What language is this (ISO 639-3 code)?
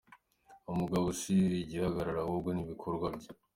kin